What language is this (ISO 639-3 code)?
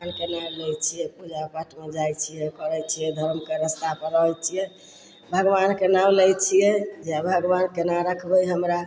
mai